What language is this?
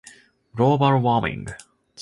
Japanese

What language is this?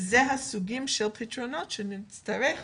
Hebrew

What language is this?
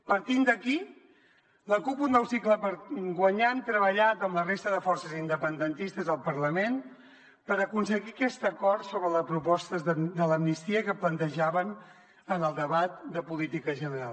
Catalan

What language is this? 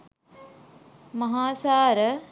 Sinhala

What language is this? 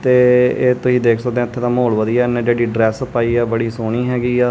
Punjabi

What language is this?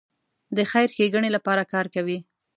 Pashto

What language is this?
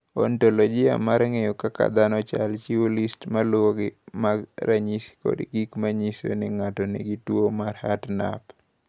Luo (Kenya and Tanzania)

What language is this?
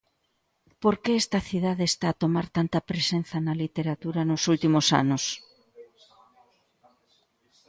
Galician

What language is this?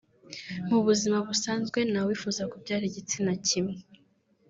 Kinyarwanda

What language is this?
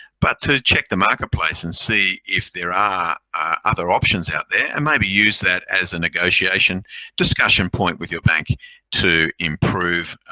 English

